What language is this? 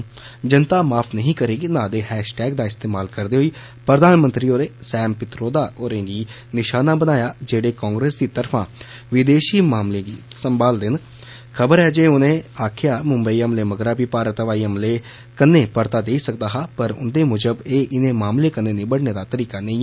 Dogri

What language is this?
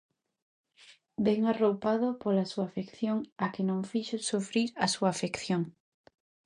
Galician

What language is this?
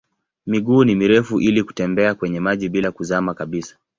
Swahili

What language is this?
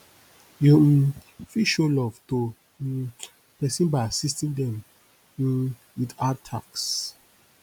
Nigerian Pidgin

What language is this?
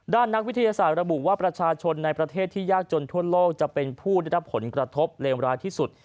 Thai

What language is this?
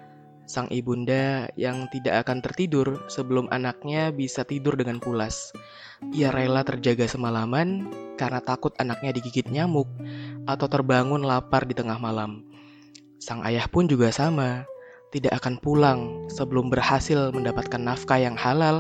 Indonesian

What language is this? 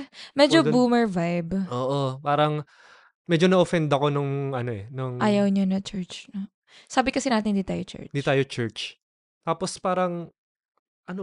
Filipino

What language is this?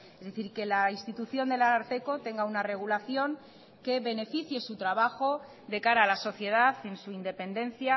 Spanish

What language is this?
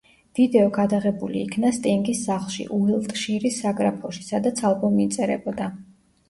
Georgian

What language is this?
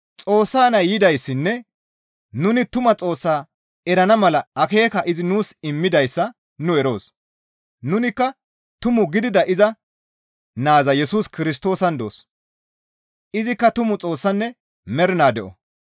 Gamo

